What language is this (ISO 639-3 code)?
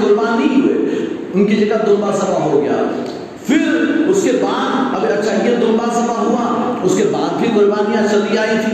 urd